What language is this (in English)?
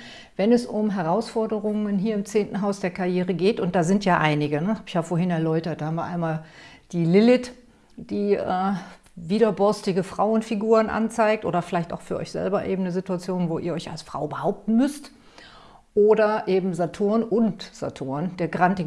German